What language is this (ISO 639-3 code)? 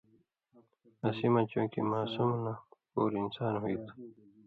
mvy